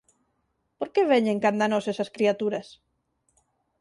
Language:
Galician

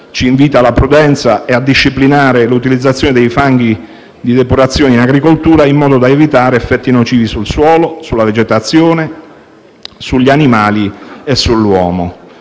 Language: Italian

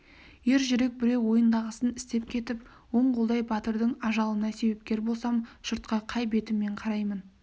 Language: Kazakh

